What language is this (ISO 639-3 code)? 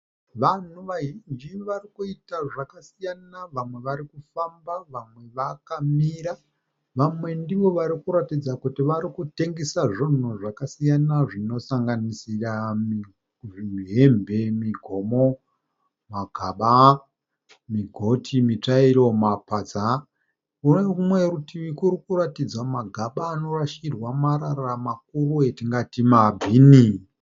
sna